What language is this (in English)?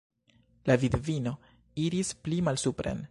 Esperanto